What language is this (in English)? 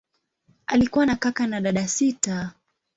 Swahili